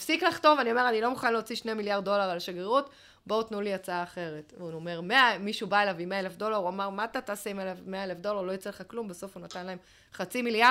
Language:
Hebrew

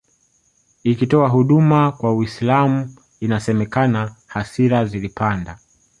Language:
Swahili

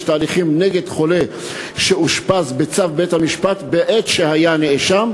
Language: Hebrew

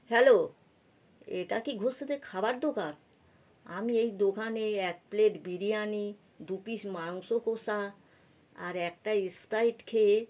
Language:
Bangla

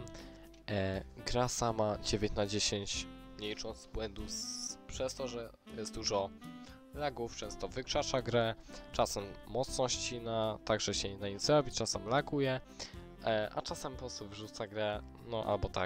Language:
Polish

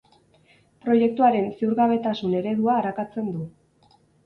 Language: Basque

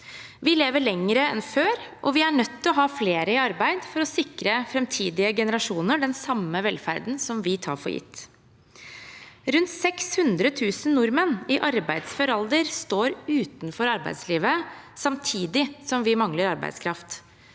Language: Norwegian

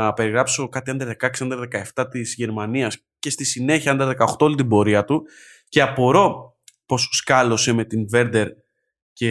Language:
Greek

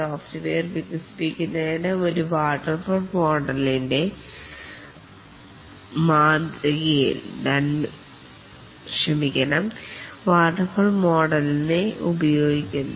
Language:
Malayalam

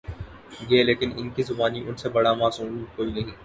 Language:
Urdu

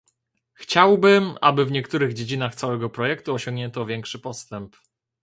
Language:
Polish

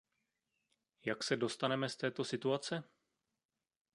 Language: Czech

